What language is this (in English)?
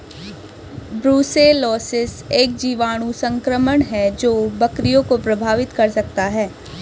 Hindi